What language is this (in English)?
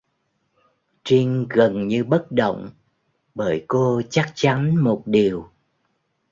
Vietnamese